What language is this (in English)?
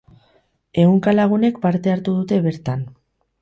Basque